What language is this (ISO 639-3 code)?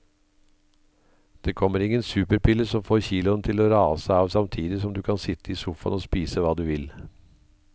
nor